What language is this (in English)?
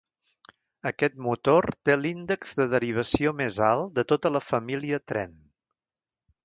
Catalan